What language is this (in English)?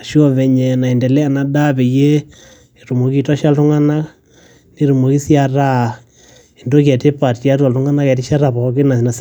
Masai